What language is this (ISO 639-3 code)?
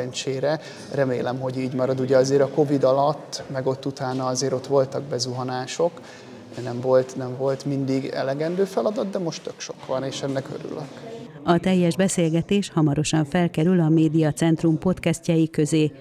hun